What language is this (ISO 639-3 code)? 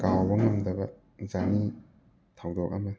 mni